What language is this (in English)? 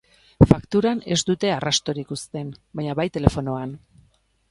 Basque